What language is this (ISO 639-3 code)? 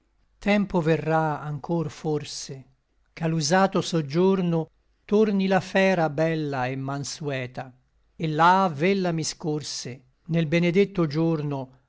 ita